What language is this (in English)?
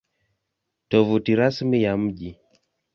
Swahili